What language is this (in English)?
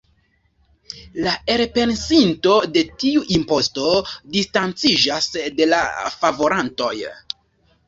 Esperanto